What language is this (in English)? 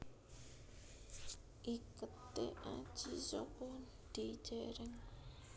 Javanese